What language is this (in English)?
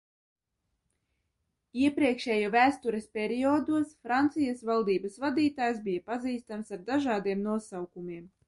Latvian